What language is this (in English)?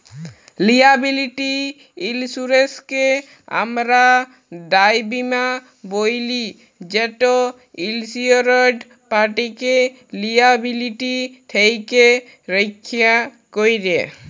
Bangla